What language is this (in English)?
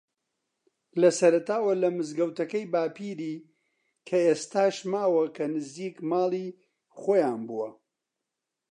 Central Kurdish